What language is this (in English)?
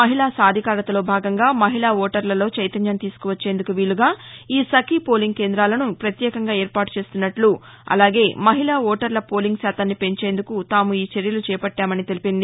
Telugu